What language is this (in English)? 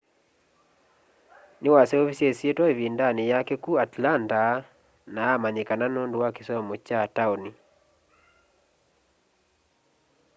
Kamba